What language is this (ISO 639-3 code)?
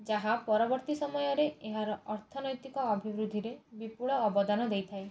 ori